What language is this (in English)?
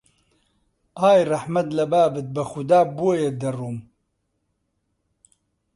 Central Kurdish